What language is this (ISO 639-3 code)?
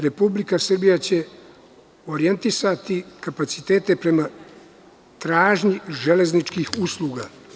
srp